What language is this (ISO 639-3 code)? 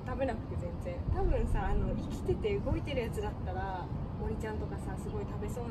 jpn